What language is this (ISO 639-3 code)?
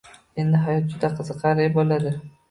uzb